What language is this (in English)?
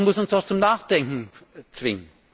German